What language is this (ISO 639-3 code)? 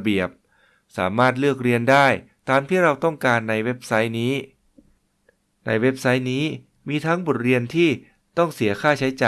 tha